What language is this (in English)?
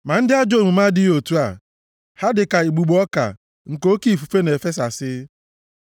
Igbo